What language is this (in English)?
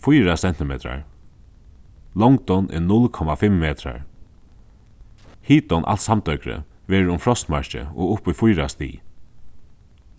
Faroese